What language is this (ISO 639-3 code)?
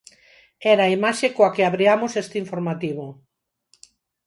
glg